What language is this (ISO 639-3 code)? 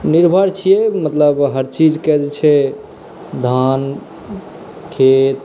mai